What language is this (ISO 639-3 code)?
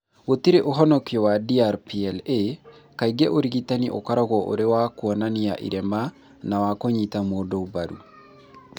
kik